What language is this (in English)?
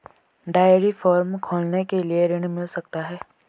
Hindi